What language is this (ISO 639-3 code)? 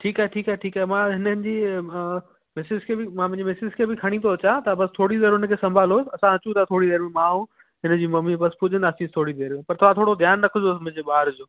snd